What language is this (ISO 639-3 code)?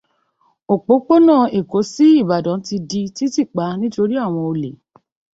yor